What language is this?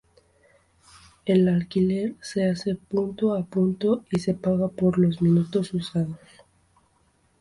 Spanish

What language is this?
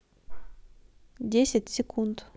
Russian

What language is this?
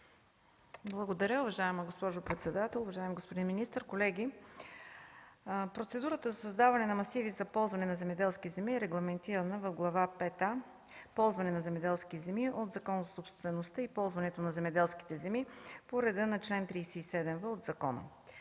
Bulgarian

